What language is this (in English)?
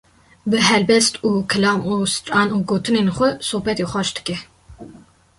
Kurdish